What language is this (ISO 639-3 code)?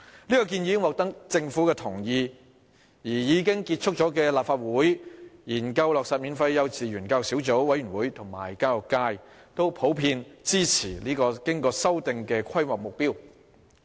yue